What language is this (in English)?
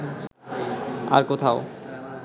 Bangla